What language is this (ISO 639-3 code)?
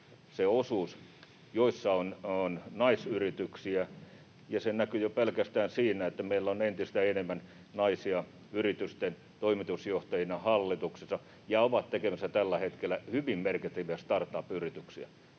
fin